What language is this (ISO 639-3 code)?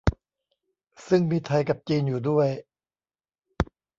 tha